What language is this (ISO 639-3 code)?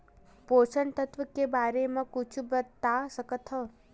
hne